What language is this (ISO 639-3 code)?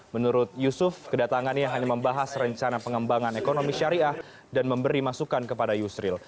ind